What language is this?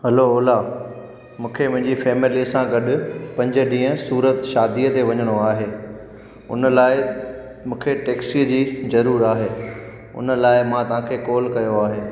Sindhi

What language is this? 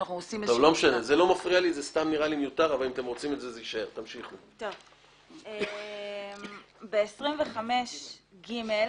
Hebrew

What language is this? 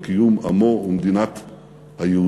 Hebrew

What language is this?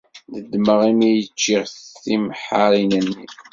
Kabyle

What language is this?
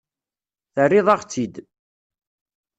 Kabyle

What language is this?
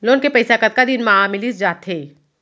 Chhattisgarhi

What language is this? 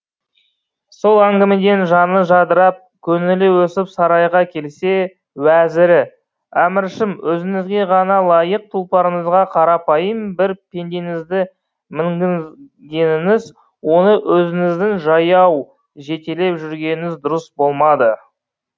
Kazakh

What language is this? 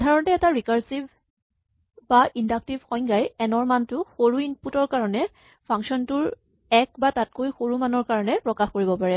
Assamese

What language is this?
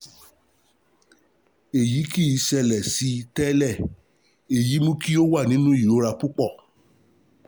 Yoruba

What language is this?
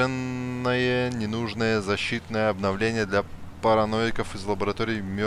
Russian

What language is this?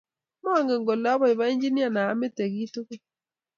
Kalenjin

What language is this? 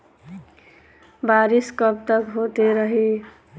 Bhojpuri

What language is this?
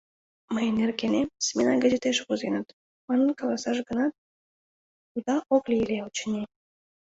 Mari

